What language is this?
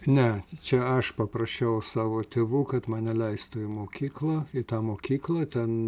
Lithuanian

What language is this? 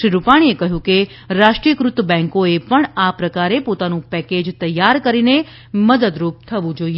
Gujarati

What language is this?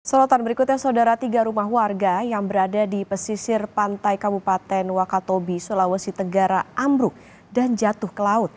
Indonesian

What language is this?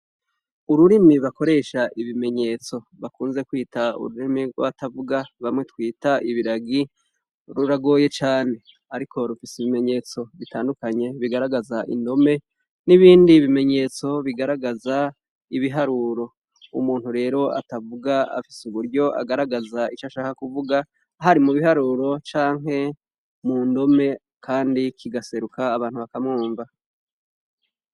Rundi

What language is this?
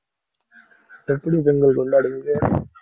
Tamil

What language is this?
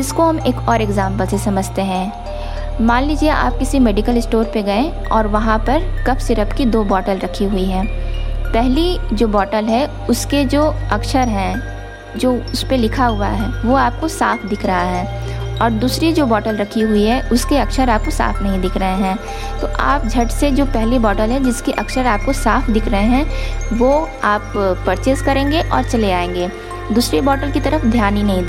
Hindi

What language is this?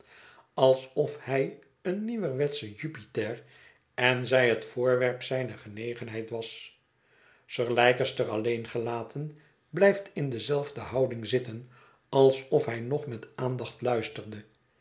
Dutch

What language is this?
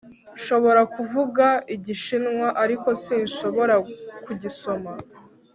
Kinyarwanda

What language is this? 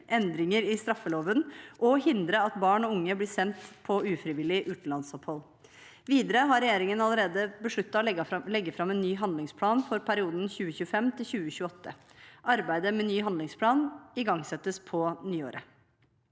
Norwegian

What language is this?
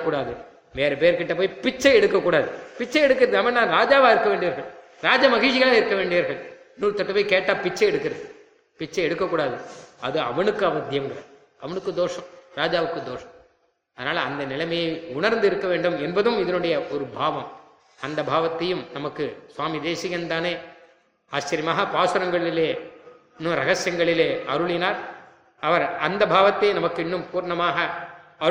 Tamil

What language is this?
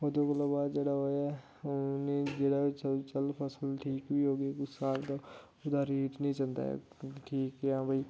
Dogri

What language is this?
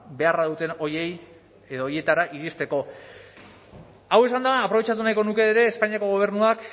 Basque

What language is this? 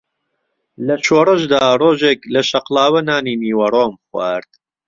Central Kurdish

